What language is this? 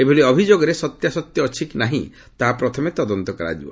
Odia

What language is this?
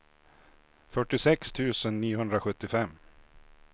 Swedish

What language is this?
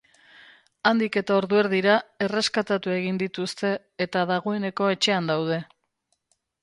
Basque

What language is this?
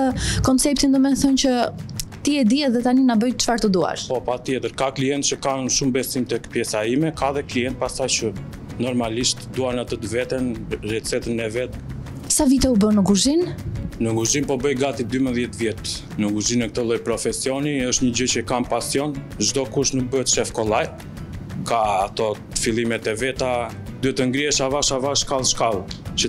Romanian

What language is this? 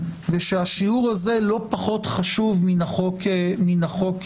Hebrew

